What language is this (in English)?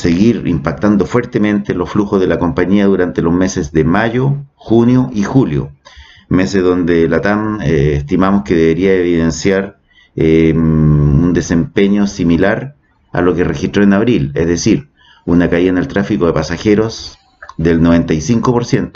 Spanish